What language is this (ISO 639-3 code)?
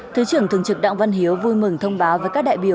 vie